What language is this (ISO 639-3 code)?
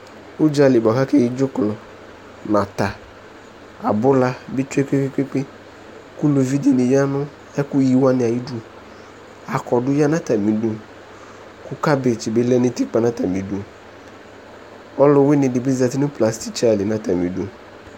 kpo